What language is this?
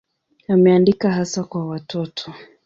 Swahili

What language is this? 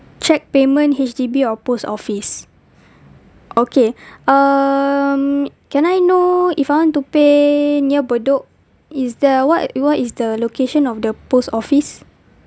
English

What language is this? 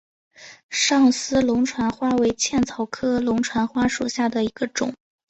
Chinese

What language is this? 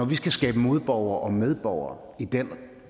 Danish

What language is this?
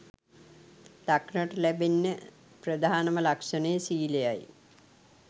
Sinhala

